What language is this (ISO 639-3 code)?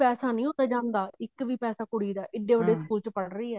pan